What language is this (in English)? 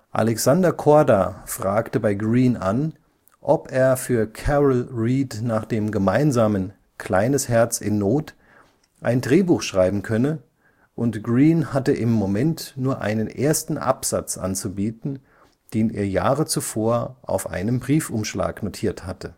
German